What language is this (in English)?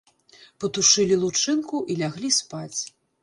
Belarusian